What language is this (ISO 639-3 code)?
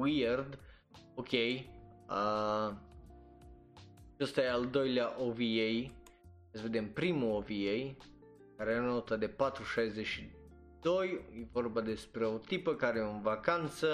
ron